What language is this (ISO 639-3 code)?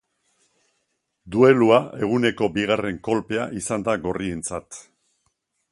eus